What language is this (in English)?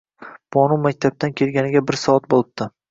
Uzbek